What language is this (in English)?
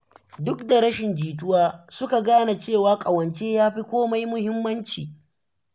Hausa